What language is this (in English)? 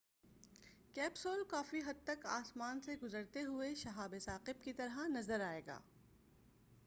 Urdu